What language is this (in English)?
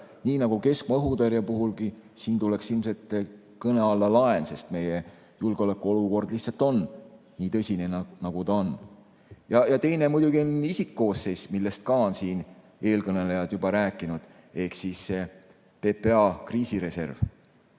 Estonian